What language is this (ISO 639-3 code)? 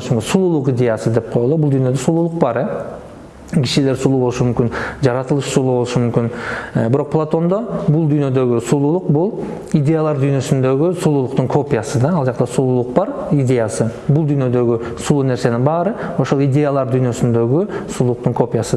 tur